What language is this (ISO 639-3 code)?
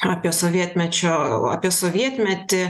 lit